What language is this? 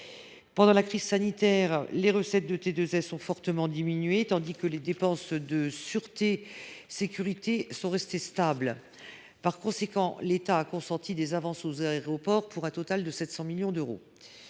French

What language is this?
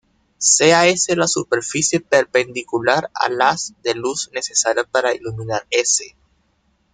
Spanish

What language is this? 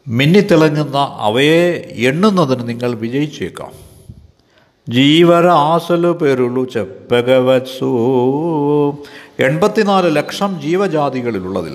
Malayalam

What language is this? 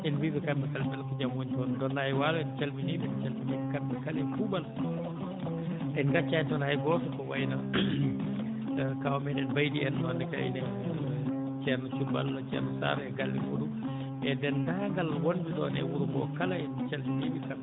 Fula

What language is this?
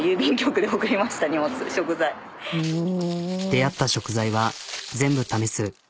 Japanese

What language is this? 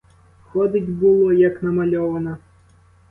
Ukrainian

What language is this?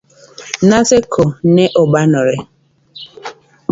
Luo (Kenya and Tanzania)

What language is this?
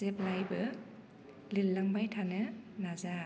Bodo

